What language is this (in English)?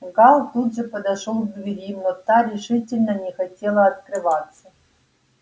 Russian